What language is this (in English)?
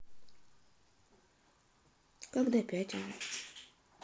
Russian